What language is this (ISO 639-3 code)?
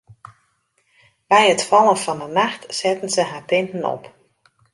fry